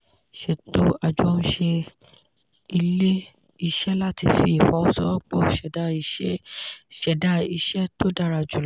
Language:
Yoruba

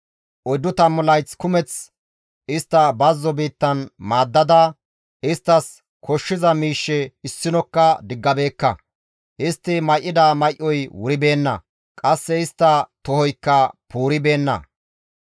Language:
Gamo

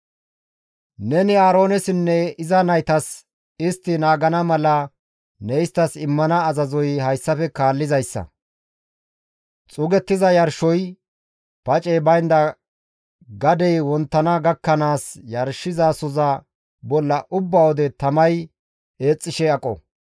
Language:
Gamo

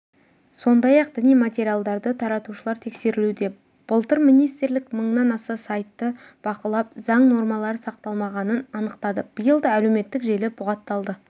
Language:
Kazakh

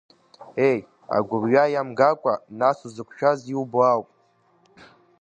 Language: Abkhazian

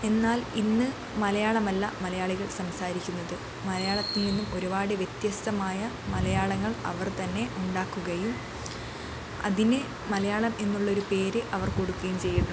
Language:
Malayalam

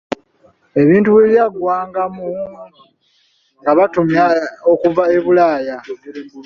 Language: Ganda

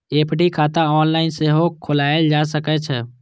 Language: Maithili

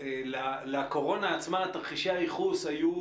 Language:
Hebrew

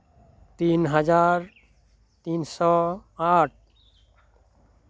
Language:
Santali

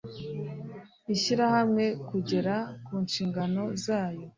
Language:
Kinyarwanda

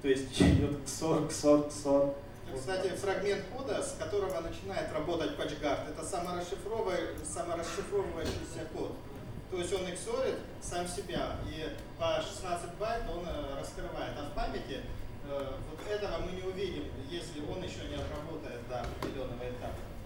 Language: Russian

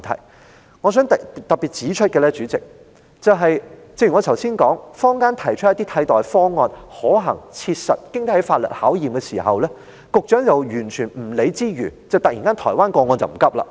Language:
Cantonese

